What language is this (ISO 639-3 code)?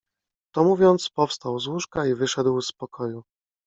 pol